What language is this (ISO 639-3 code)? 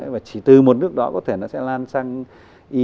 vie